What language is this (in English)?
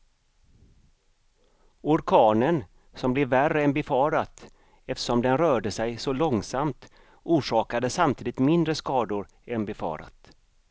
Swedish